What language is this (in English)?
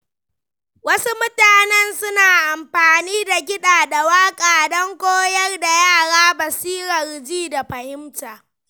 Hausa